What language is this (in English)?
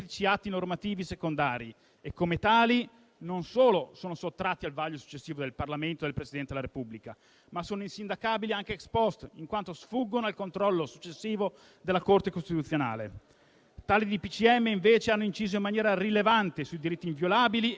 Italian